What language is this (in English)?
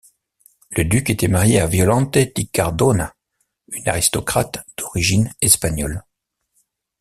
French